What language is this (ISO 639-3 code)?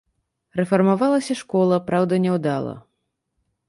bel